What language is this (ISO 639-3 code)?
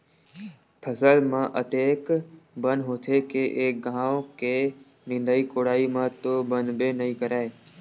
hne